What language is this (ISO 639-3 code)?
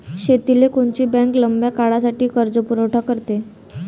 mar